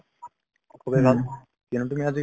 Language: Assamese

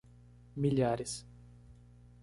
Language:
Portuguese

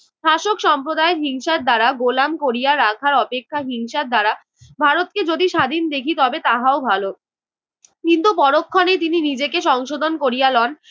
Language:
Bangla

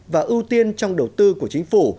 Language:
Vietnamese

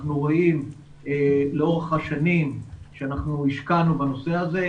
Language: Hebrew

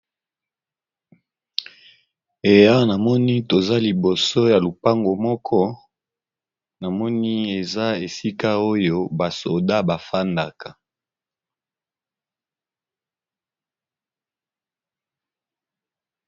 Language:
Lingala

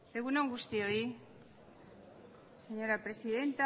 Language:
Basque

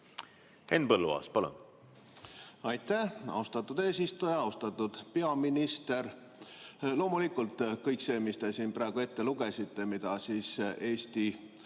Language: Estonian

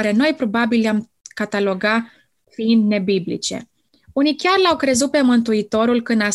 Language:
Romanian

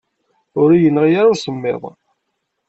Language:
Kabyle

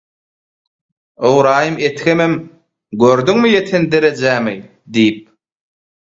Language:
Turkmen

